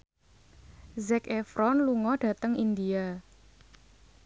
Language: Javanese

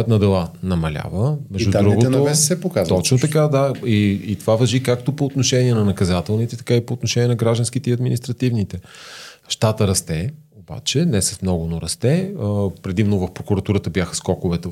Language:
Bulgarian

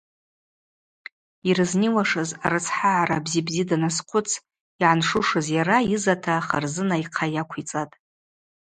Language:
Abaza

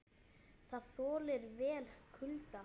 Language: Icelandic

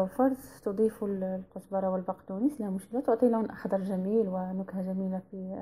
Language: Arabic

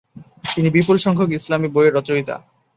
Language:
Bangla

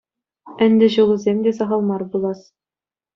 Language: Chuvash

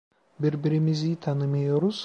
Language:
Turkish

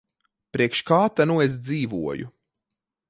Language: Latvian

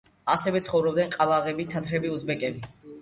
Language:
Georgian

